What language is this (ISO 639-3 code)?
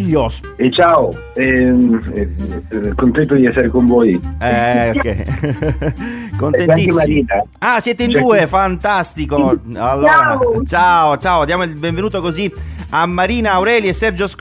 ita